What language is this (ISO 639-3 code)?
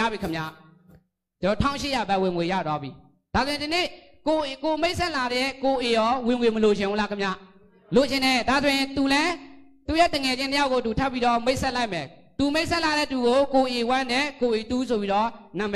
tha